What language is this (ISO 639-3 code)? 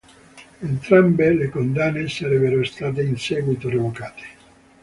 ita